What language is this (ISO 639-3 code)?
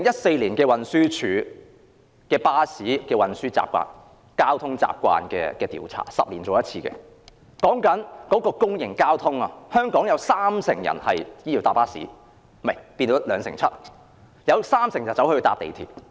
yue